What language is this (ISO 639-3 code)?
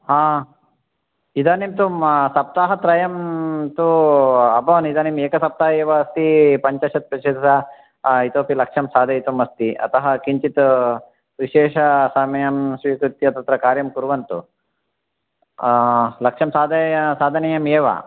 san